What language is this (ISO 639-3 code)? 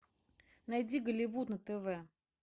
rus